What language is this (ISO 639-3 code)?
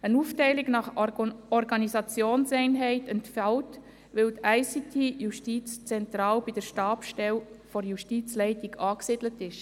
gsw